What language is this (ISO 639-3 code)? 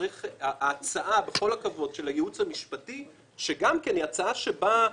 heb